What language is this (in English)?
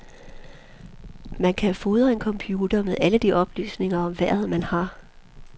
Danish